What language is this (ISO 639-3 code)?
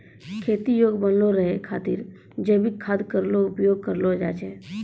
mai